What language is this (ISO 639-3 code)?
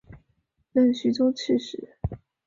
zho